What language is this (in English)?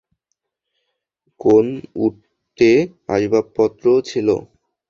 Bangla